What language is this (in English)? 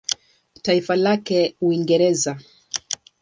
Swahili